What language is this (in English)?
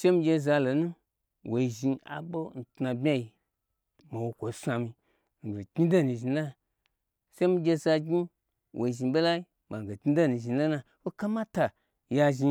Gbagyi